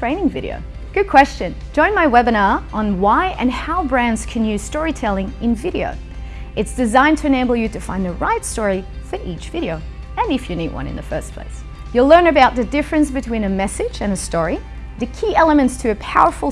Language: English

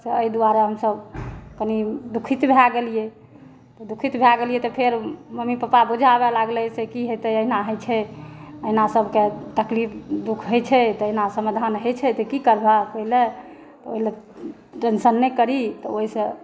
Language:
Maithili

